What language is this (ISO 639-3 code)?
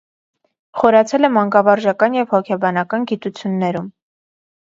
hye